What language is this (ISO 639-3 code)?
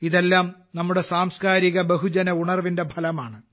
mal